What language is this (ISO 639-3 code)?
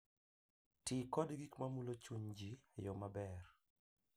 luo